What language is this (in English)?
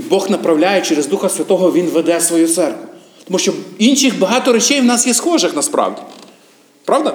Ukrainian